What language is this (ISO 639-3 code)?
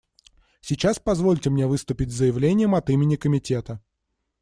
rus